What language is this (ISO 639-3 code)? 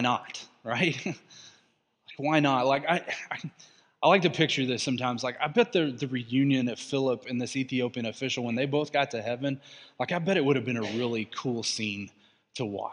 eng